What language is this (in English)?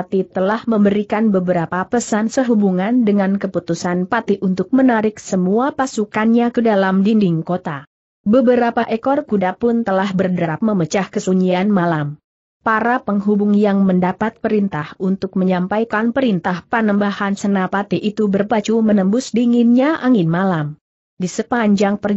Indonesian